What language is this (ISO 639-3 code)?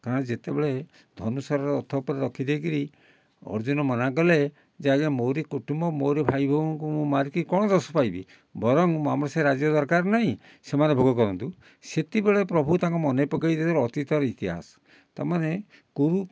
ori